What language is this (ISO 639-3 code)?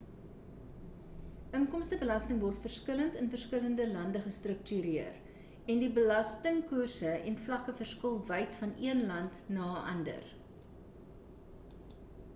afr